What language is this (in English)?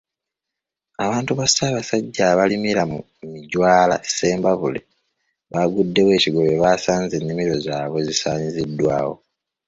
Ganda